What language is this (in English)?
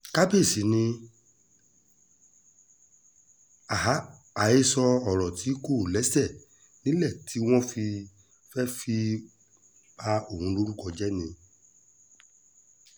Yoruba